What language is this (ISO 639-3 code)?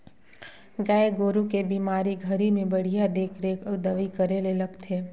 hne